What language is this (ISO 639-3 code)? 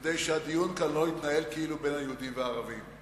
heb